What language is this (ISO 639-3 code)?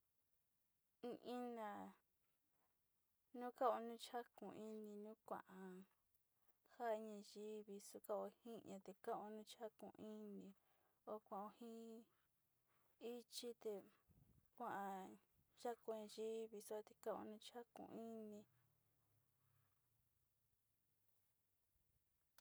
xti